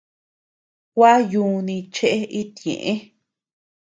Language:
Tepeuxila Cuicatec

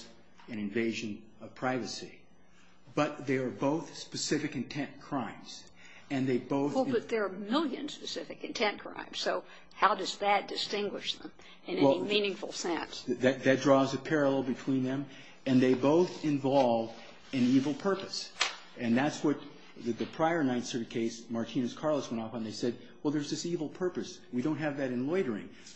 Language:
English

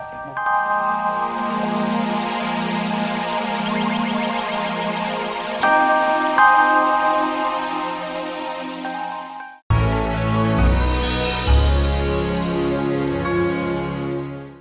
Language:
Indonesian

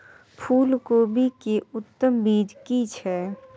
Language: Maithili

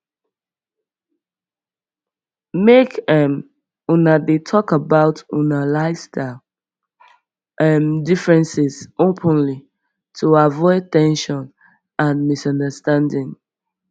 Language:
Nigerian Pidgin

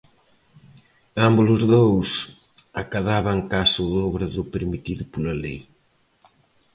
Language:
Galician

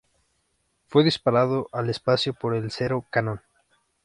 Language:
Spanish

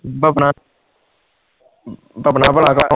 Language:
Punjabi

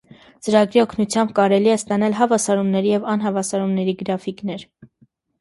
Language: Armenian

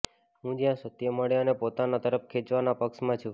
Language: Gujarati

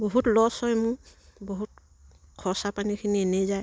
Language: Assamese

